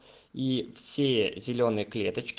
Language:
Russian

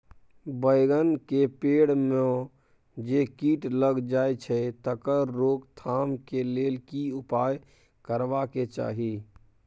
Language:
Maithili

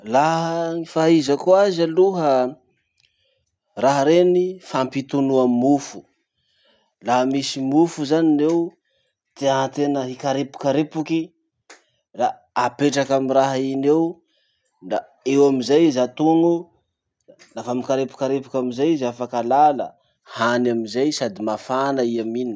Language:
Masikoro Malagasy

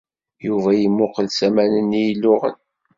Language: Kabyle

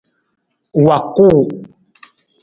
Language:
Nawdm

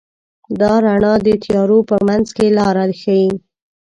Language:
Pashto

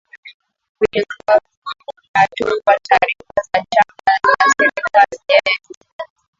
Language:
Swahili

